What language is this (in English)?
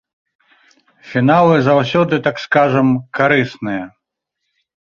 Belarusian